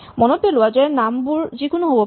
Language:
Assamese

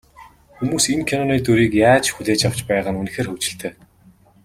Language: Mongolian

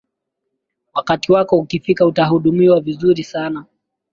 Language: Swahili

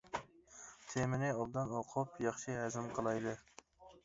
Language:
Uyghur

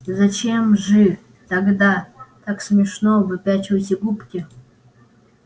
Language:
Russian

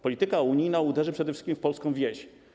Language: Polish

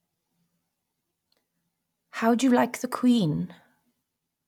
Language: English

